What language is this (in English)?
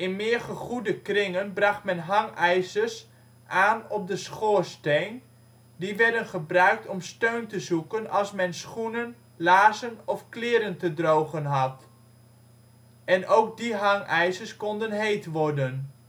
Dutch